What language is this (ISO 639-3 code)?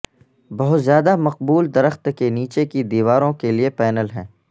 urd